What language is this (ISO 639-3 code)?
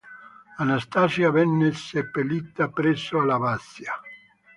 ita